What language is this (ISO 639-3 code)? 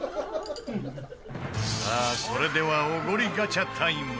jpn